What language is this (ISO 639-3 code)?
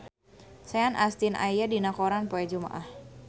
sun